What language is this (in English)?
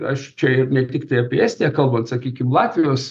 Lithuanian